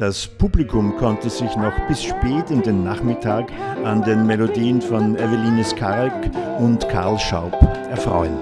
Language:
German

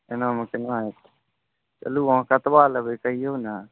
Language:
Maithili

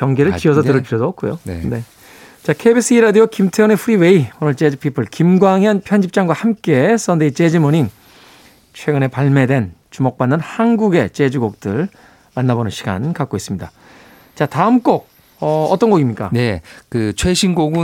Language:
Korean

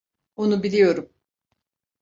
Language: Turkish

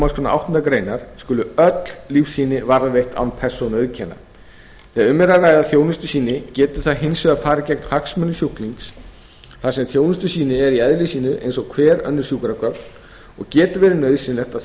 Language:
Icelandic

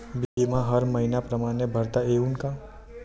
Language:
Marathi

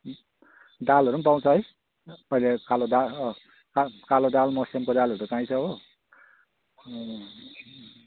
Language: Nepali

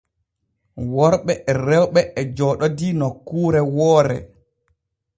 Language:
Borgu Fulfulde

